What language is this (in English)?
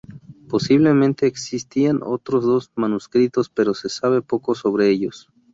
Spanish